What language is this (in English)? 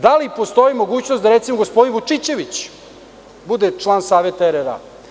Serbian